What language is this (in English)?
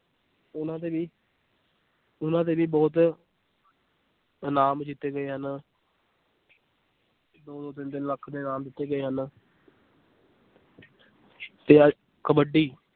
Punjabi